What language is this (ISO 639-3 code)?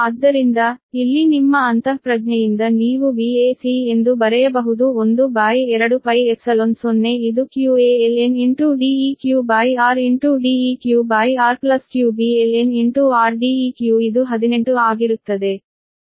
kan